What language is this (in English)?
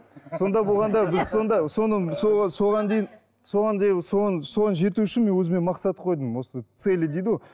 Kazakh